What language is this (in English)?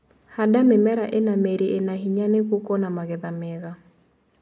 Kikuyu